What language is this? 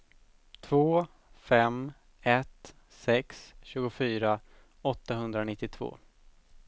Swedish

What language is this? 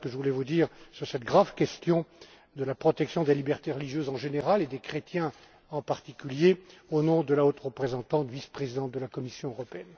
French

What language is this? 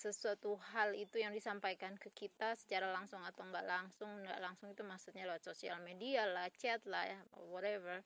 Indonesian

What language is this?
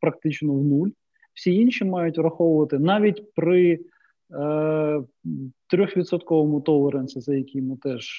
Ukrainian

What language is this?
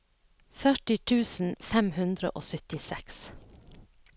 Norwegian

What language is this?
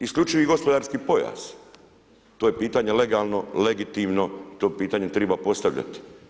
Croatian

